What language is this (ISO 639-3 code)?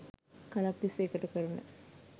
sin